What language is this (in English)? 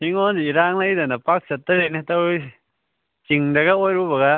Manipuri